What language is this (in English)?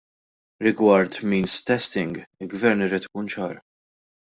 Maltese